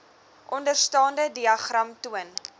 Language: Afrikaans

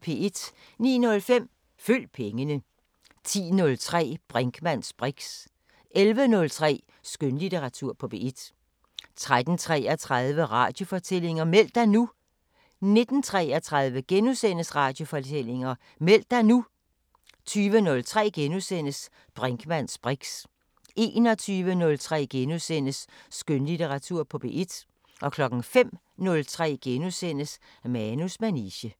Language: Danish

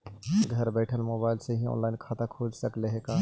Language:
Magahi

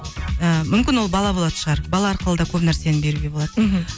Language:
Kazakh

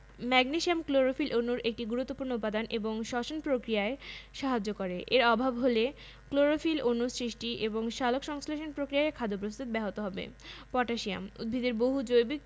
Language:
Bangla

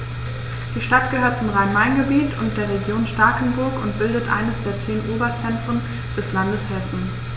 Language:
German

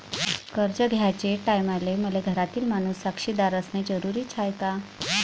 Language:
Marathi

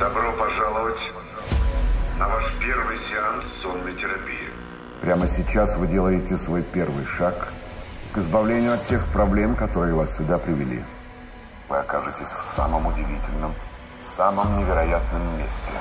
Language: Russian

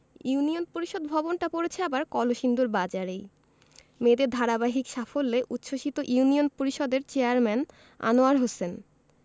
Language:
Bangla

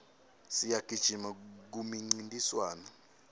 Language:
Swati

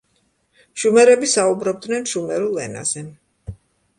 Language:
Georgian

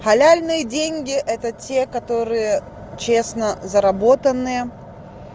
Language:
Russian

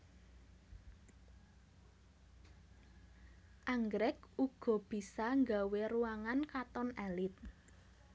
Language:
Javanese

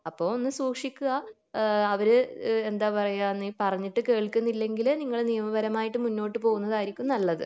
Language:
Malayalam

